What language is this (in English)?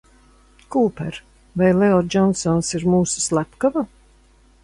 Latvian